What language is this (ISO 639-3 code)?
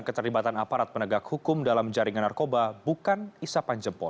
ind